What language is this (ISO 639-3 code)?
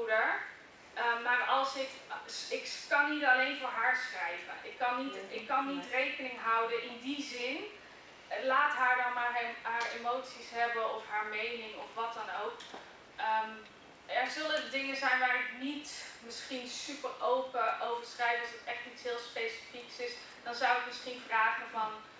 nld